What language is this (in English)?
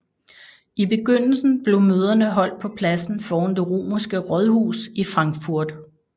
Danish